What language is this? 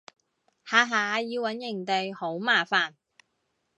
Cantonese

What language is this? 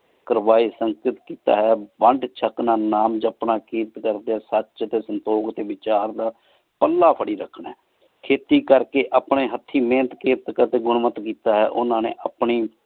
Punjabi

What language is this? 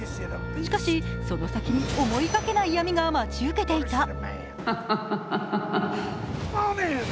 Japanese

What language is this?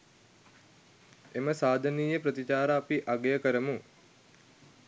Sinhala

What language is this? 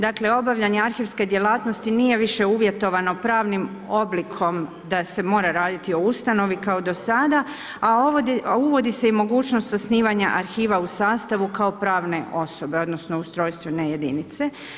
Croatian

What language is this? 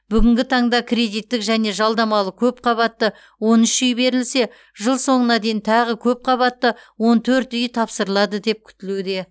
Kazakh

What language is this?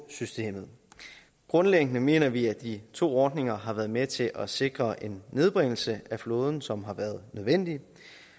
Danish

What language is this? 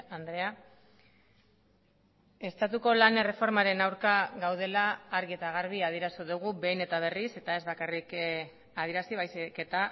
Basque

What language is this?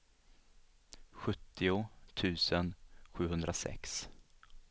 Swedish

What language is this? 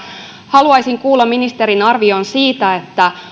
Finnish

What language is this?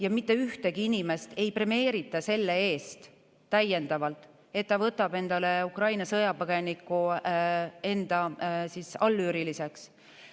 Estonian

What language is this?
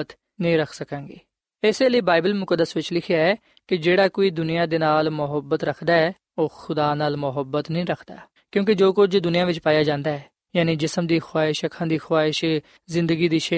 Punjabi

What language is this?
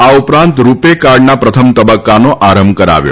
Gujarati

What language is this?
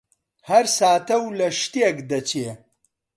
Central Kurdish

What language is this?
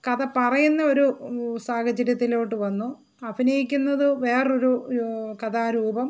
Malayalam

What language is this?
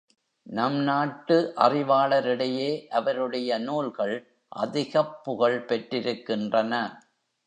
Tamil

